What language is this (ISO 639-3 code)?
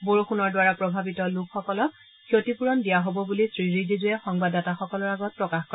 asm